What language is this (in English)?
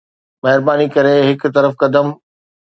Sindhi